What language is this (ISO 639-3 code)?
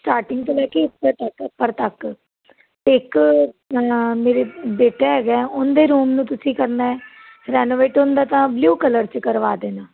pan